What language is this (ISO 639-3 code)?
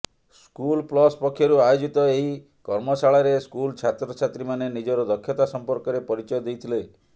ori